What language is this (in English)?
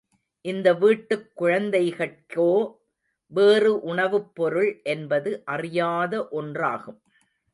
Tamil